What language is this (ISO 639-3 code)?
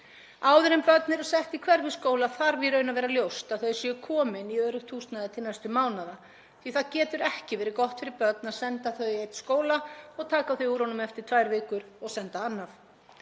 isl